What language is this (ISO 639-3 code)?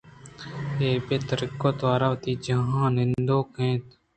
bgp